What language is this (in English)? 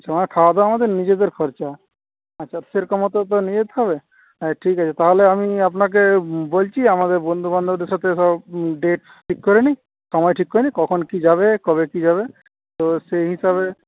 Bangla